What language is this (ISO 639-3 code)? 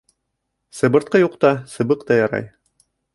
bak